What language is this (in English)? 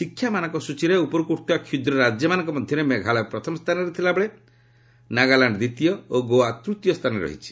Odia